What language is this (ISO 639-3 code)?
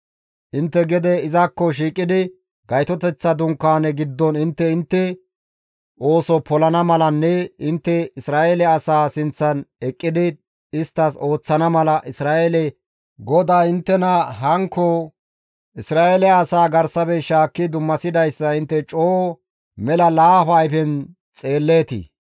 gmv